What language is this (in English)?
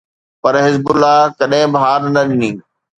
Sindhi